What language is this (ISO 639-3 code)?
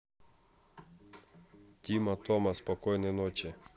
rus